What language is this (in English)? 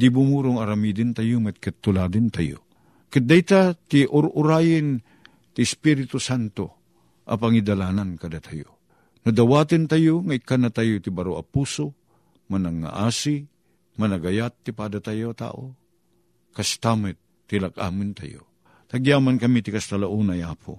Filipino